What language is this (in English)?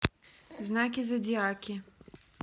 Russian